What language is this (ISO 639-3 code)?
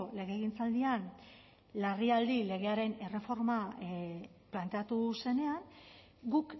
eus